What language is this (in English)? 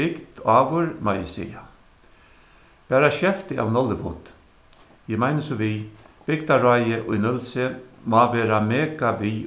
Faroese